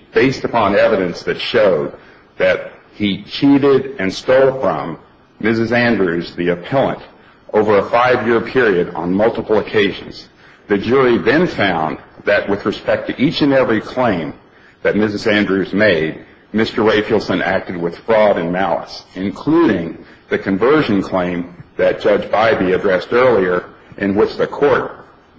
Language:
English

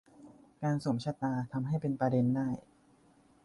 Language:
Thai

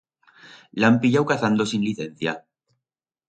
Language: Aragonese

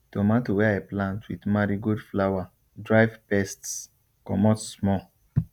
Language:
Nigerian Pidgin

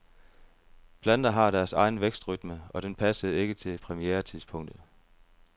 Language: Danish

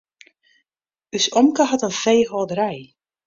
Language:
Western Frisian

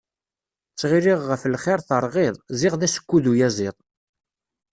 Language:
Kabyle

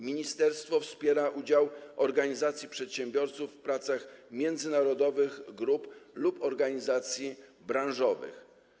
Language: Polish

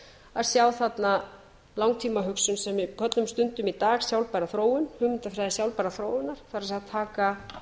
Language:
Icelandic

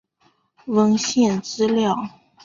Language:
Chinese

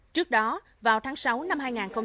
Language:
Vietnamese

